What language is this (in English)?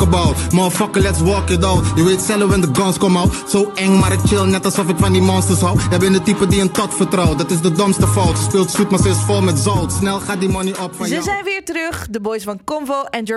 Dutch